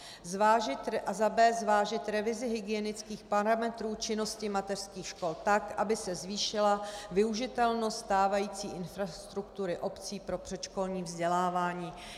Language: Czech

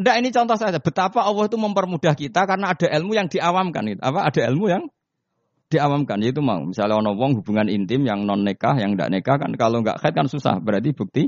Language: Indonesian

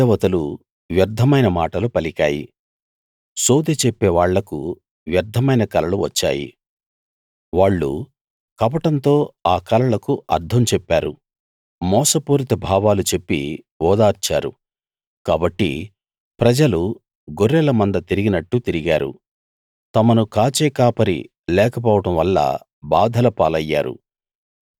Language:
Telugu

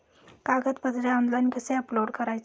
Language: Marathi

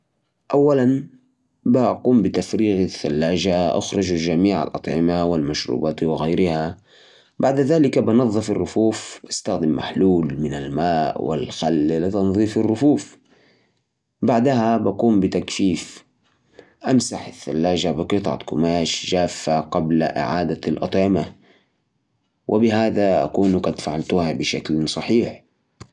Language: Najdi Arabic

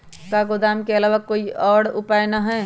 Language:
Magahi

